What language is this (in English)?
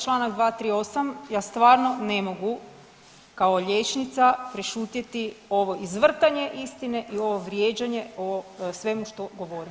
Croatian